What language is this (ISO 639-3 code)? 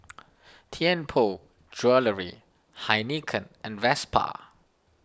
eng